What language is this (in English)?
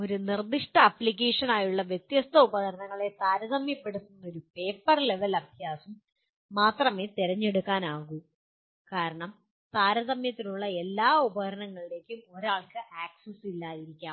Malayalam